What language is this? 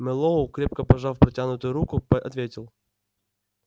Russian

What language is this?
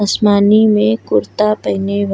Bhojpuri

